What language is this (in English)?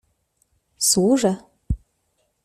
Polish